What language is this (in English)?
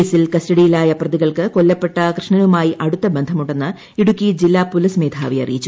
Malayalam